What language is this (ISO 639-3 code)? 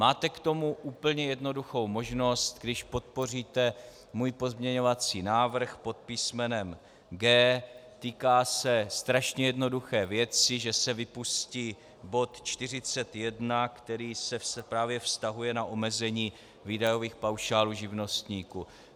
ces